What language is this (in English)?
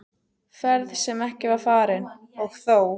Icelandic